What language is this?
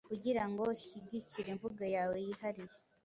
Kinyarwanda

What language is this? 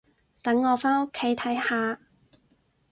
Cantonese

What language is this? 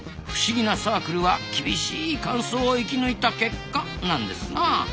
Japanese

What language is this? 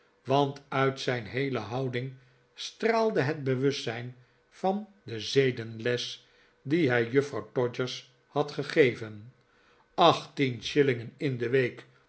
Dutch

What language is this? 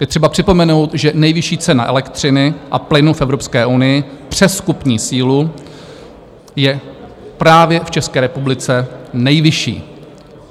Czech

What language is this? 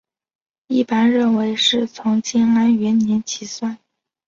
Chinese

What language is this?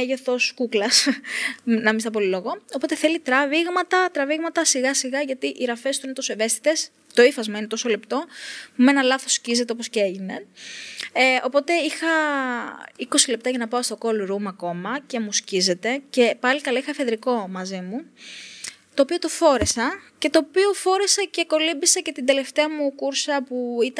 Greek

